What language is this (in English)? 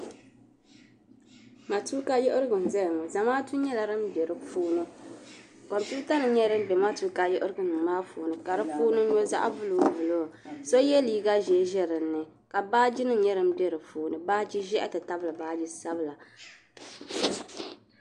Dagbani